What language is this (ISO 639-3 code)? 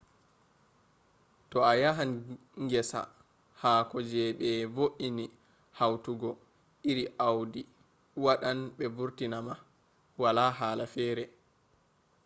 ful